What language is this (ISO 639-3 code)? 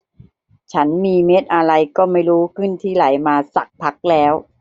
tha